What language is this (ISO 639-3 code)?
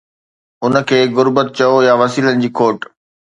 snd